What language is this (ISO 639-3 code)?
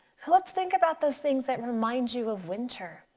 eng